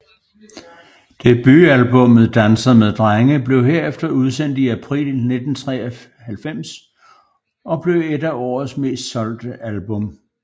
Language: Danish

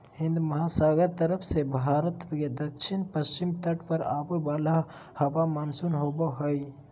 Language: Magahi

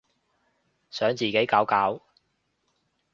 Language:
Cantonese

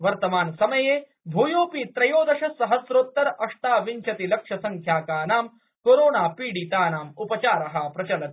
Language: Sanskrit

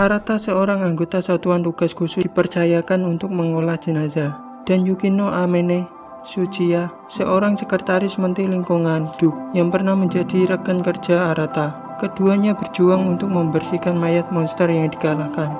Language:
Indonesian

